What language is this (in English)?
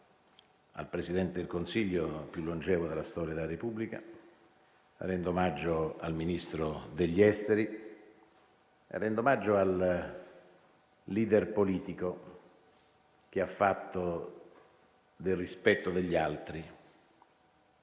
Italian